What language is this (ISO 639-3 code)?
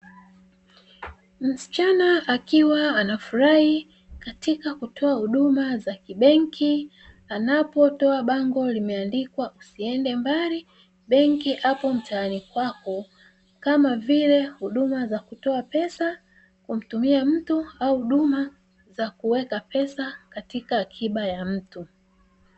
swa